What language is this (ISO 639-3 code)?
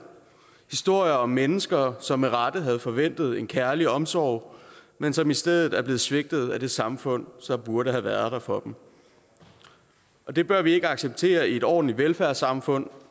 dan